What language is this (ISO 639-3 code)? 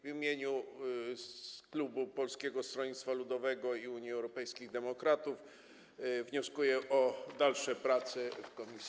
pol